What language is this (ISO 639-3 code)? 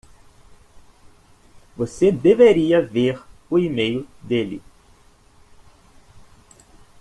por